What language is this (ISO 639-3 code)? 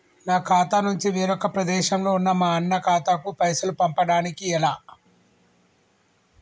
tel